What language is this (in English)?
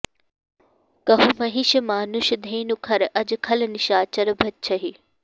Sanskrit